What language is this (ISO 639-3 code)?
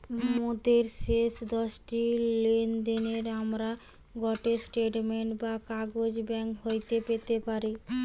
ben